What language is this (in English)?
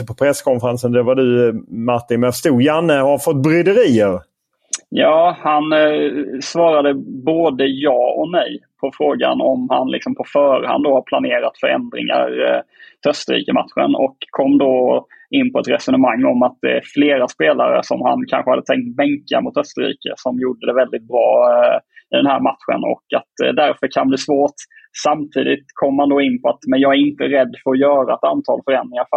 Swedish